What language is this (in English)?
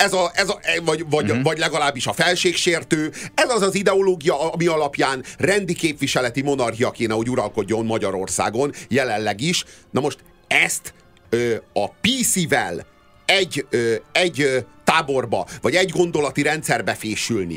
Hungarian